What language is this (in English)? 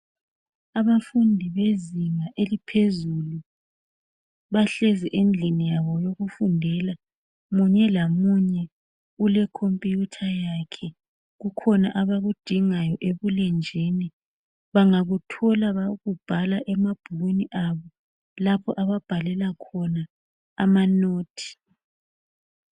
North Ndebele